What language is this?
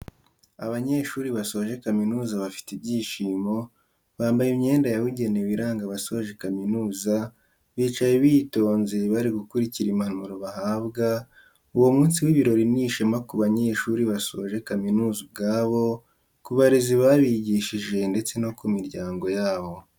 Kinyarwanda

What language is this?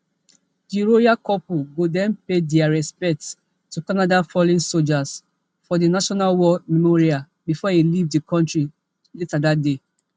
Nigerian Pidgin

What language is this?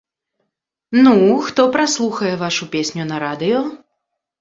Belarusian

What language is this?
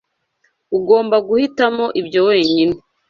Kinyarwanda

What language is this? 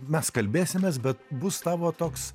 Lithuanian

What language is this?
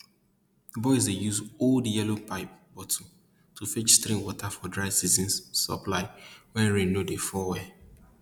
Nigerian Pidgin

